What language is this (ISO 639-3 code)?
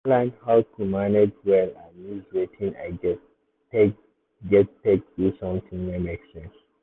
pcm